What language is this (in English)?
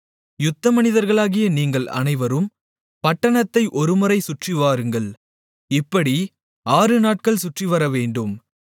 Tamil